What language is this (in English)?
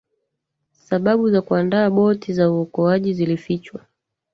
Swahili